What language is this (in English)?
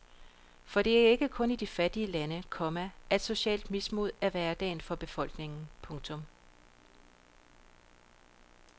Danish